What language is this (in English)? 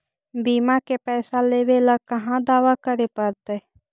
Magahi